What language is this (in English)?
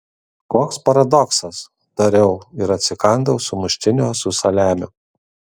Lithuanian